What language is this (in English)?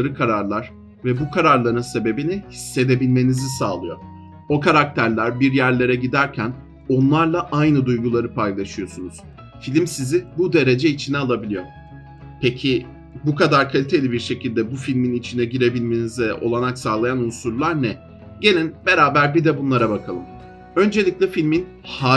Turkish